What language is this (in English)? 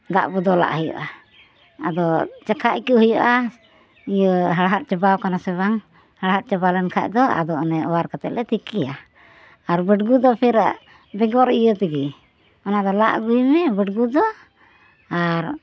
Santali